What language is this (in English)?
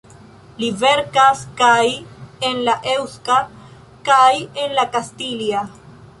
Esperanto